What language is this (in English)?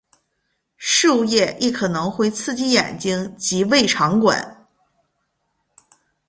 Chinese